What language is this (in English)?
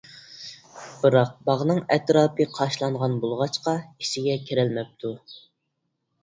Uyghur